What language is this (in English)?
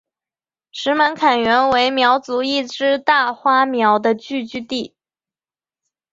Chinese